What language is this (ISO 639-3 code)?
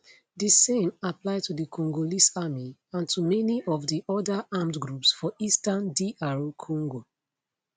pcm